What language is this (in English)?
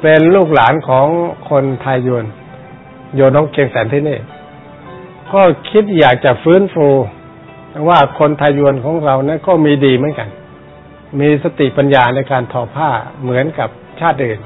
Thai